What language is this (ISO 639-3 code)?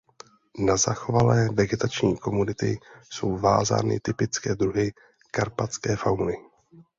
ces